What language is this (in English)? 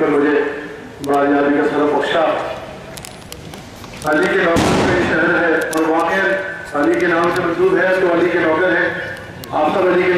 Arabic